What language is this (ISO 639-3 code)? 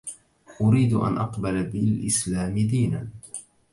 ara